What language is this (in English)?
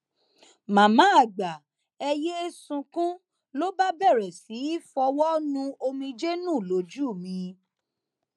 Yoruba